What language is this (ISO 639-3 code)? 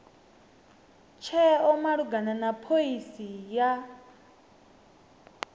ven